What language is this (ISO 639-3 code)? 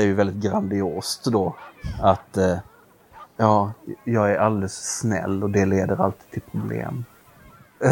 swe